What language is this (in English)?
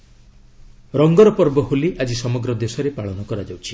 Odia